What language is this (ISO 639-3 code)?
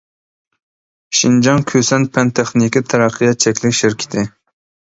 uig